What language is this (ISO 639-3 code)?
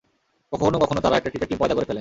ben